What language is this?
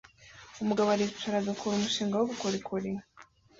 Kinyarwanda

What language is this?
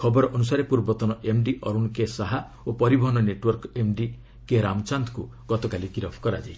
Odia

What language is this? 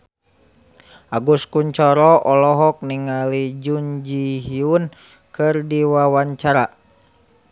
Sundanese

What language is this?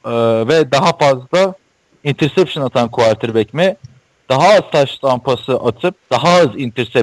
Turkish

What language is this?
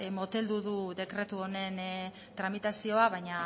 Basque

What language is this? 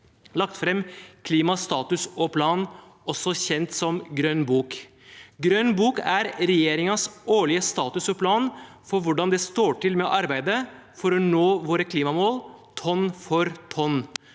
Norwegian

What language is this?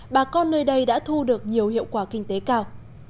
Vietnamese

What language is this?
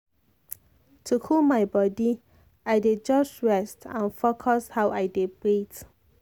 Nigerian Pidgin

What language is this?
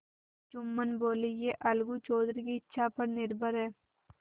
Hindi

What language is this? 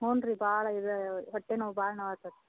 Kannada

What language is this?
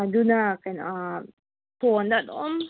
Manipuri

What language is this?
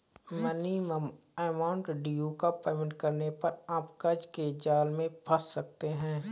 Hindi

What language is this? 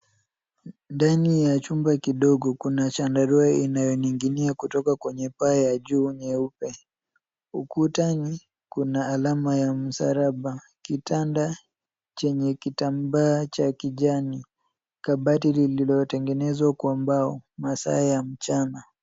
Swahili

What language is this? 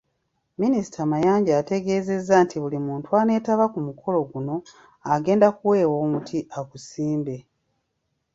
Ganda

